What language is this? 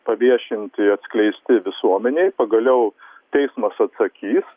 Lithuanian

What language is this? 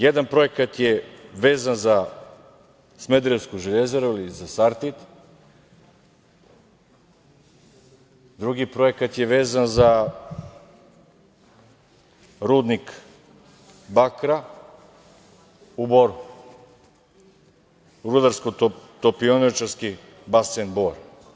Serbian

